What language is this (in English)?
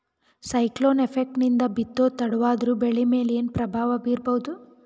Kannada